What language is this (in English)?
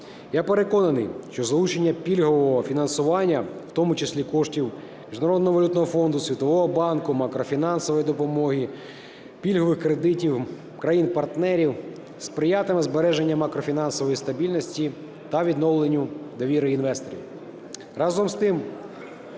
Ukrainian